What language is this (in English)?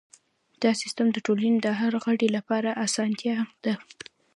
Pashto